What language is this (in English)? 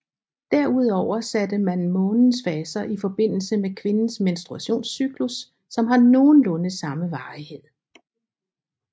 Danish